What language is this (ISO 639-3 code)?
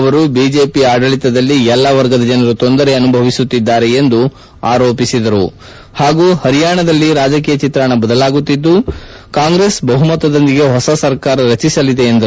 kan